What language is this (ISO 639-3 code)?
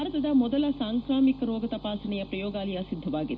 kan